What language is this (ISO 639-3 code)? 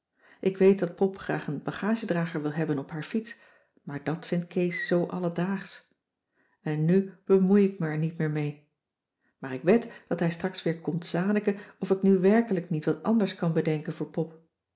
nld